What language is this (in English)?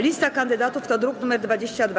Polish